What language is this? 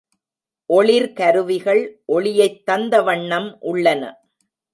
Tamil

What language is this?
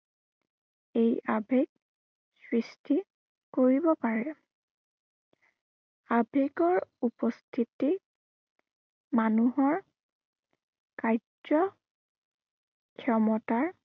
Assamese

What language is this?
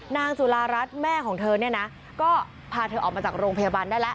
Thai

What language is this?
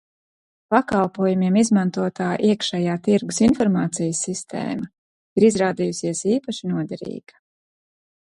Latvian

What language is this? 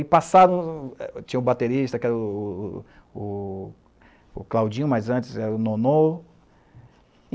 Portuguese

